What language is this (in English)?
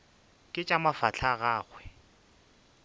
Northern Sotho